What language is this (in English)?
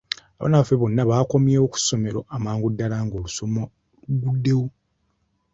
Ganda